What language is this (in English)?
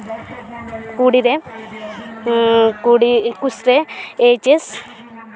Santali